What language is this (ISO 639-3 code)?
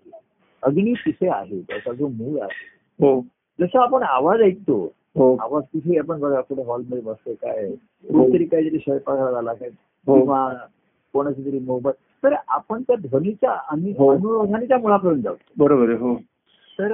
mar